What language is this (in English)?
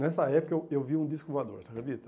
Portuguese